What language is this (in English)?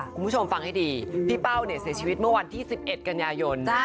Thai